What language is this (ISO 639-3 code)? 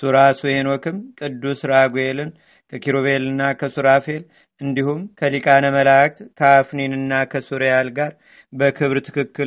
amh